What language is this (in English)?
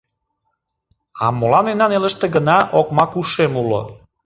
Mari